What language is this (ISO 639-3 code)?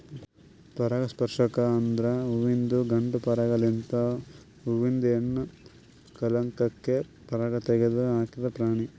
kan